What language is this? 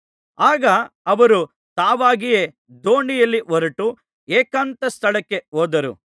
Kannada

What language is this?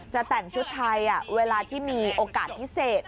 Thai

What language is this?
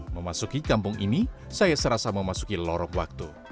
Indonesian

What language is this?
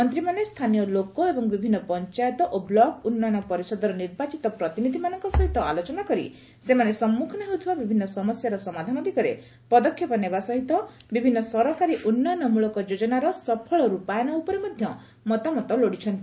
Odia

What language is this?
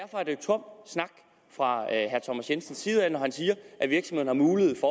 Danish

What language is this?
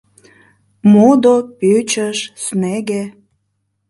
Mari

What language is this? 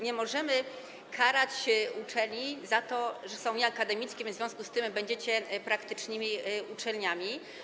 Polish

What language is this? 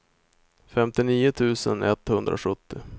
Swedish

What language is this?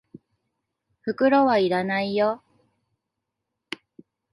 Japanese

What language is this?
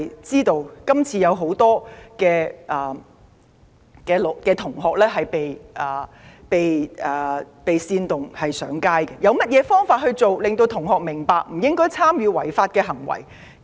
Cantonese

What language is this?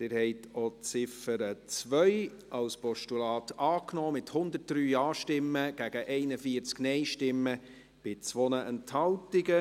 Swiss German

